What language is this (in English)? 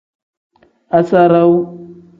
Tem